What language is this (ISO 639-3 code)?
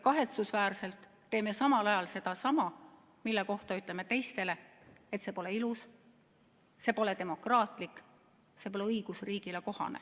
est